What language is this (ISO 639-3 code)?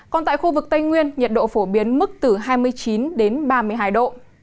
vie